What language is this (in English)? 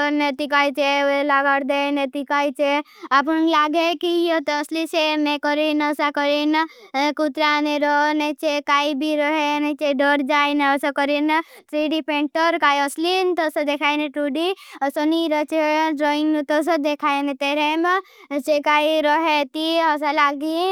Bhili